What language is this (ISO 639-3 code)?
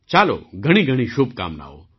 guj